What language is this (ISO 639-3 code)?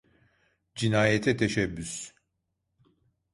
tur